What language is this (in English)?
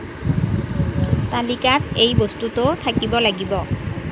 Assamese